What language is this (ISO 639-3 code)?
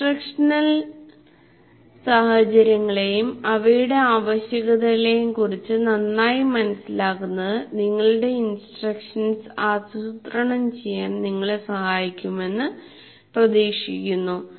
mal